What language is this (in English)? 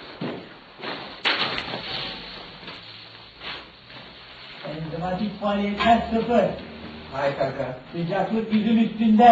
Turkish